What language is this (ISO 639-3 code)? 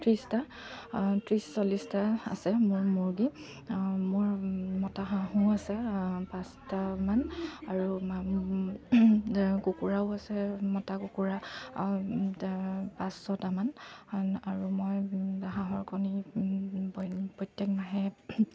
asm